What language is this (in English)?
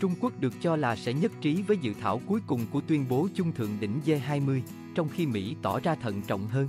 Vietnamese